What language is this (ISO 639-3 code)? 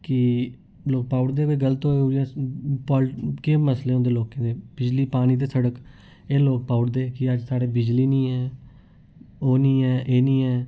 doi